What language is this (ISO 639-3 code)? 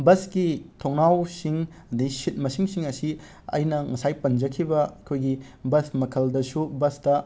mni